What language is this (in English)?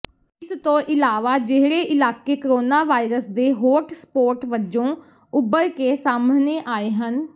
Punjabi